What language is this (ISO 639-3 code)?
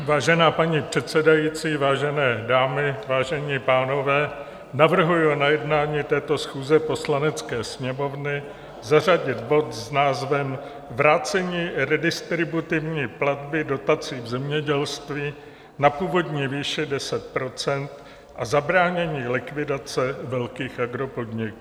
ces